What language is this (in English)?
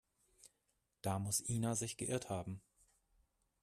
German